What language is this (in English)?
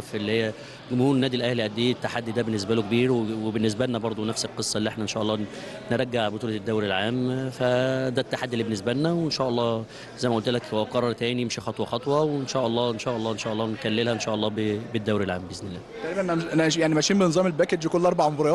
Arabic